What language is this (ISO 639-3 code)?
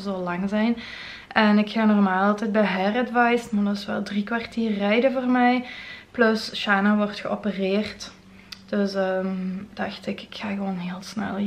nld